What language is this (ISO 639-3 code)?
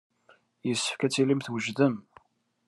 kab